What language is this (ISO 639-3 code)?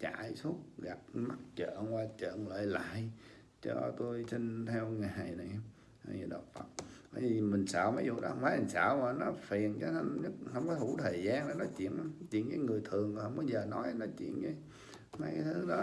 vie